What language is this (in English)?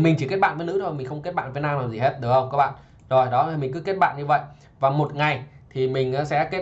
Vietnamese